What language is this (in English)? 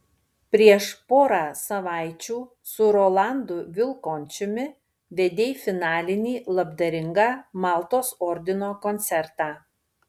Lithuanian